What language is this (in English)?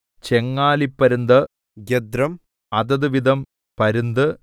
Malayalam